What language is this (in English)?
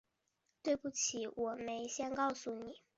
Chinese